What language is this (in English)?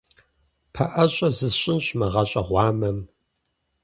Kabardian